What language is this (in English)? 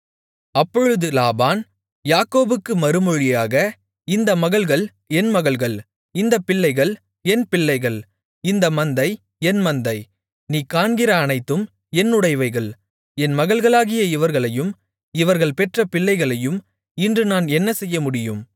Tamil